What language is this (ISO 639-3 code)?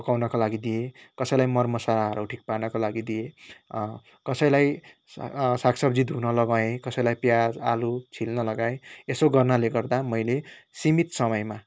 nep